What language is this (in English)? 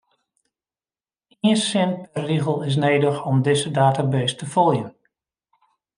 Western Frisian